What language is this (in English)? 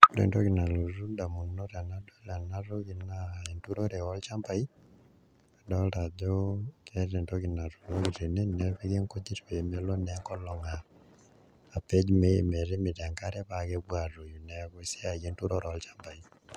Masai